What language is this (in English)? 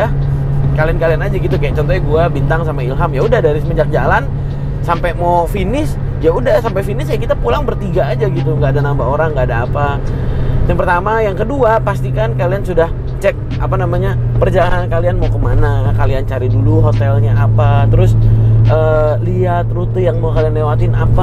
Indonesian